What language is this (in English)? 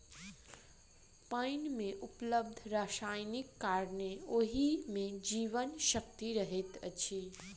Maithili